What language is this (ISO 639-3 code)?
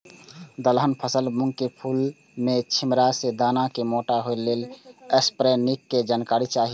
mai